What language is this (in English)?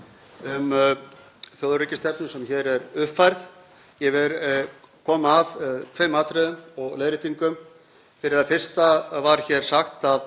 Icelandic